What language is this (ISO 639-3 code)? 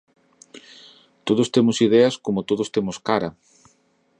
glg